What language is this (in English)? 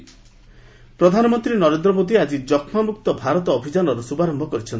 Odia